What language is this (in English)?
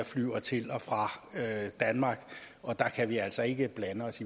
Danish